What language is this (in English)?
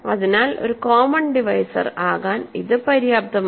Malayalam